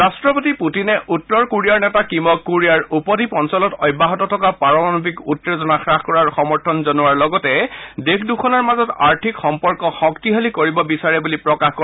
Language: Assamese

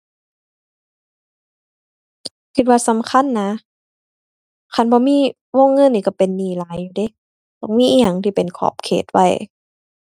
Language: Thai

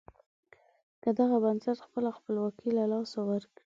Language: Pashto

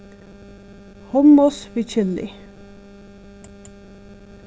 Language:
Faroese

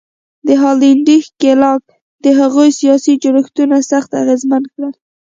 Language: Pashto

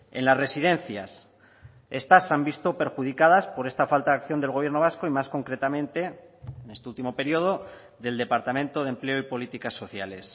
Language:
Spanish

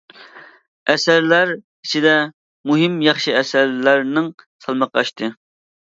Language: Uyghur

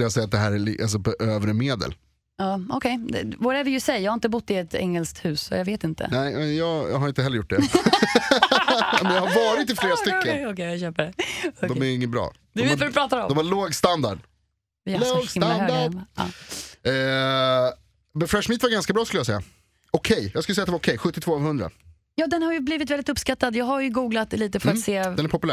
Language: Swedish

